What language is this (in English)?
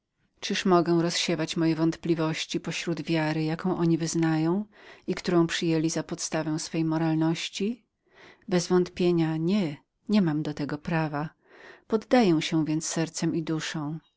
Polish